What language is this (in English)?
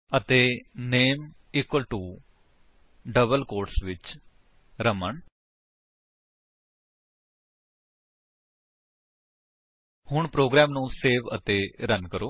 Punjabi